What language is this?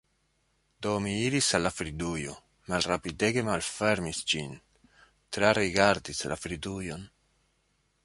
Esperanto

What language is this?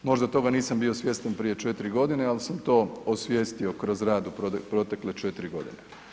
Croatian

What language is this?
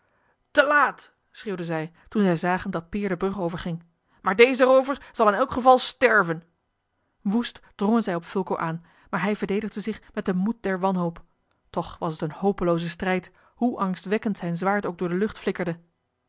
Dutch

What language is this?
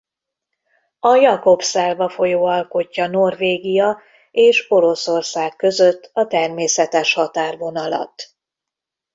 Hungarian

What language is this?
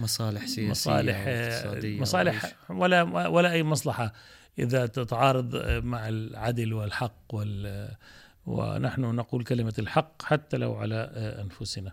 Arabic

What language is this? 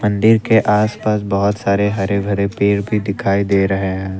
Hindi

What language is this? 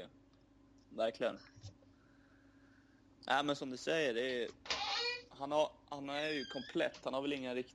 Swedish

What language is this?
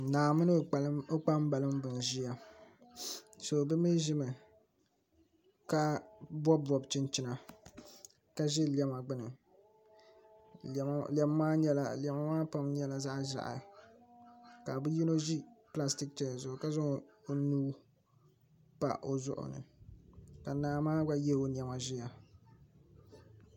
Dagbani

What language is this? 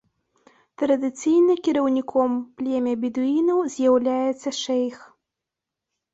Belarusian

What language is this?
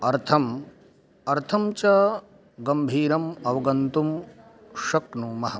Sanskrit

